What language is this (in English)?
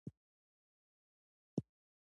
Pashto